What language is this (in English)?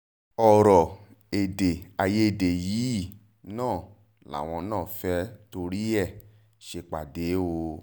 Yoruba